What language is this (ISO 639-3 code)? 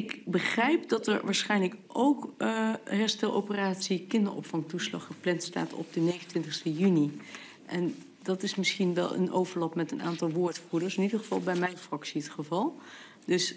nld